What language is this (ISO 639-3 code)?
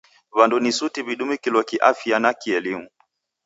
dav